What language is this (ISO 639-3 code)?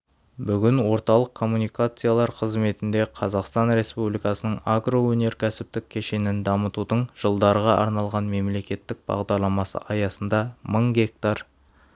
kaz